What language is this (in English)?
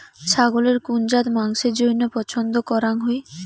Bangla